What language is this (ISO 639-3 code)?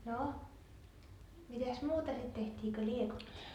fin